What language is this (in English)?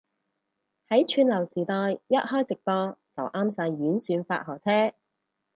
Cantonese